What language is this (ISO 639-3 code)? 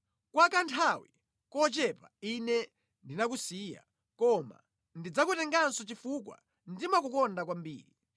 nya